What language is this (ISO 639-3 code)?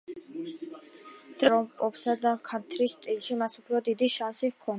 kat